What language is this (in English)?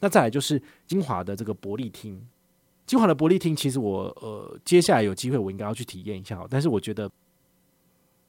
Chinese